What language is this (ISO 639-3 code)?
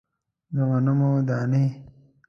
pus